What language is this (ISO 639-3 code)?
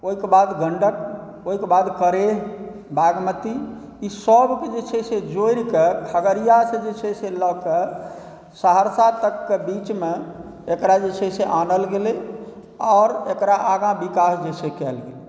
mai